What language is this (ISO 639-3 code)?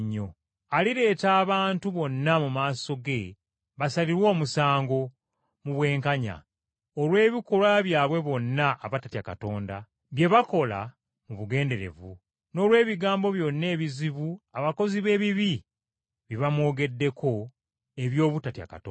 lug